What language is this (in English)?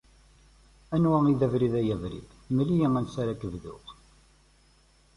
Kabyle